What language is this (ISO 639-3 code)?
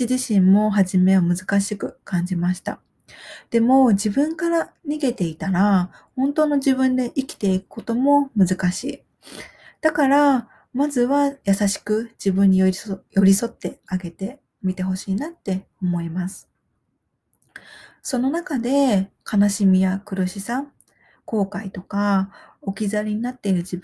jpn